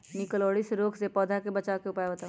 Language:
Magahi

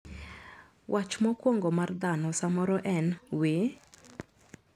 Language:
Luo (Kenya and Tanzania)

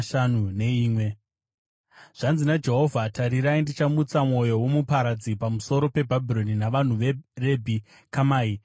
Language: Shona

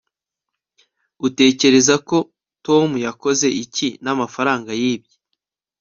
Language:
Kinyarwanda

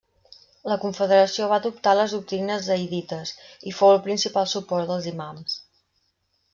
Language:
Catalan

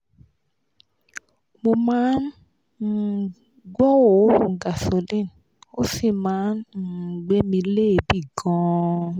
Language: Yoruba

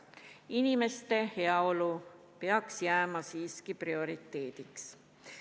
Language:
Estonian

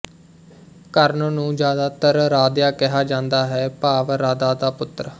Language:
Punjabi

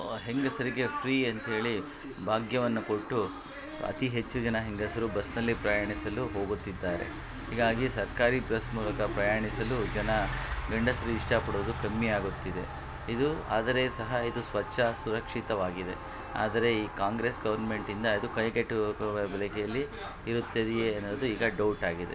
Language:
Kannada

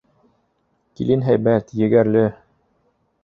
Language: Bashkir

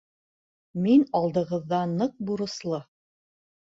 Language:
Bashkir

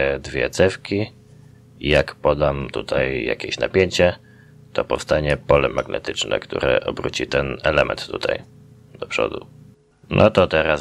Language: Polish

